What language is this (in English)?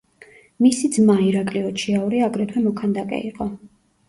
Georgian